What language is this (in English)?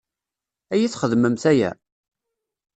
Kabyle